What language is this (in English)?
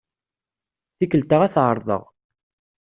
Kabyle